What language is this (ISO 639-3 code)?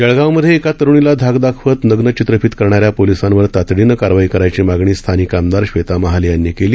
mar